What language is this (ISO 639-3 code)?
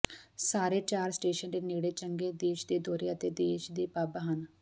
pan